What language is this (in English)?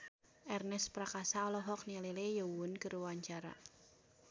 Sundanese